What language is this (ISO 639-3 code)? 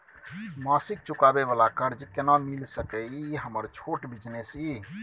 mai